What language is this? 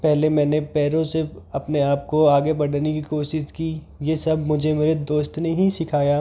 Hindi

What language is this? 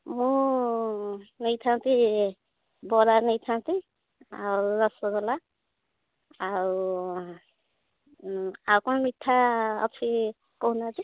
Odia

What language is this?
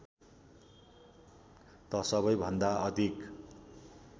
Nepali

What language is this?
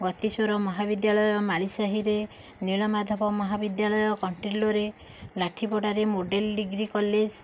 Odia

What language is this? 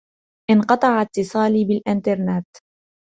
Arabic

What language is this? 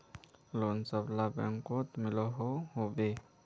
Magahi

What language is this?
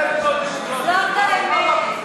Hebrew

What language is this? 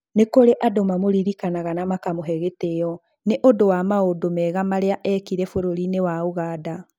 Kikuyu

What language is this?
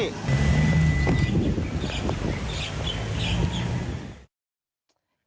Thai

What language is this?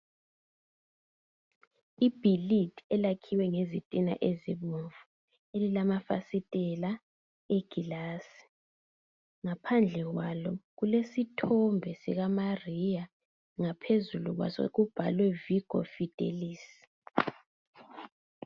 North Ndebele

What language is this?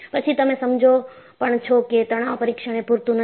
Gujarati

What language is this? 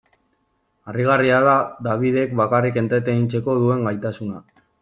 Basque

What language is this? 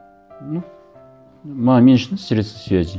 Kazakh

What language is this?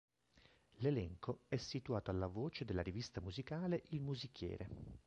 Italian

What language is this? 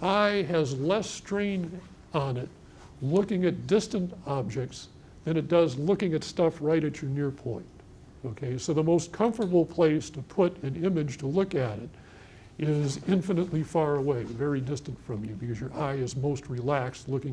English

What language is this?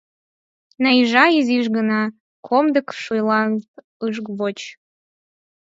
Mari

